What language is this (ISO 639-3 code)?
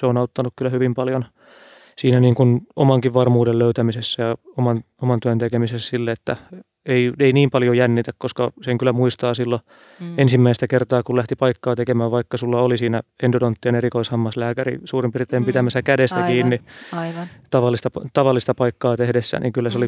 fin